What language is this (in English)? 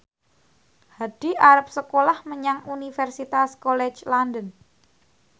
Javanese